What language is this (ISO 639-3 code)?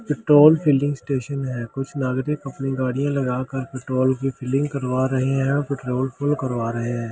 hin